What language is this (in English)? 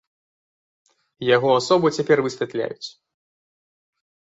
Belarusian